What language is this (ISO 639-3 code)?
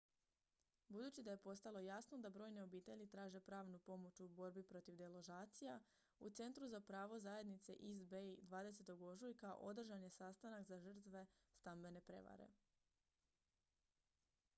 hrv